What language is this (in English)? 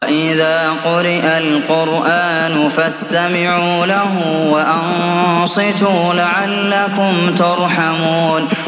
Arabic